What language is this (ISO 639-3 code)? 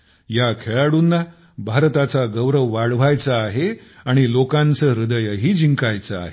mar